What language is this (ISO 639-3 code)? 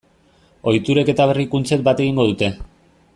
eus